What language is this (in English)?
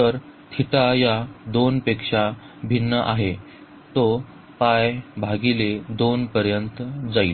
Marathi